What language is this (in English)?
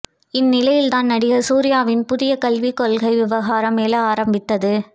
Tamil